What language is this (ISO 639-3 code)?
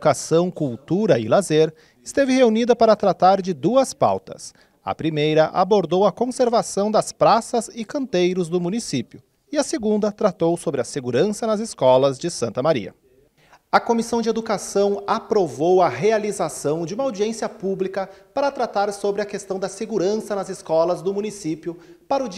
por